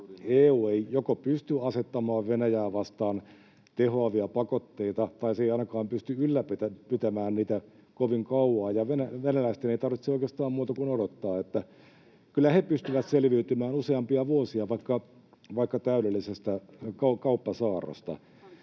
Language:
Finnish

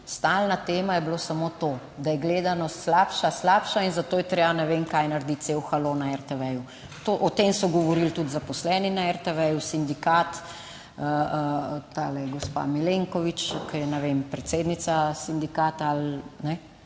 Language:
Slovenian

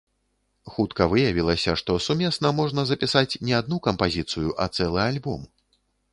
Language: Belarusian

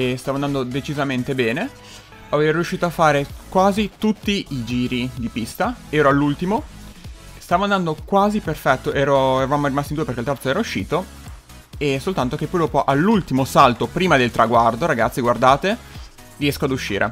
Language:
Italian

